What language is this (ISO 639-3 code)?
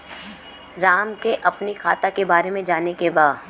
bho